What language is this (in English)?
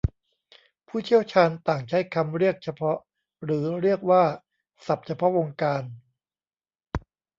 Thai